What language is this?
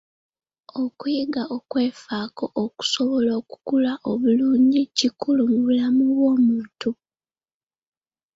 Ganda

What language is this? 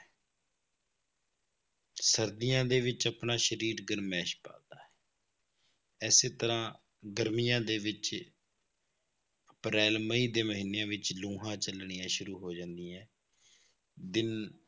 Punjabi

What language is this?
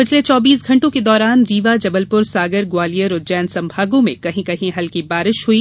Hindi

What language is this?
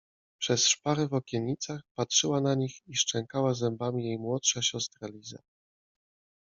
Polish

